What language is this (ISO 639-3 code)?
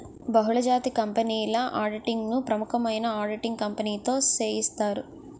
tel